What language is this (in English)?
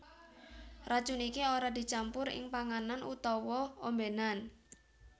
Javanese